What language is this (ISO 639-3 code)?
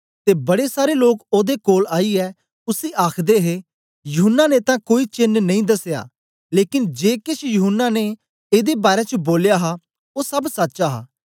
doi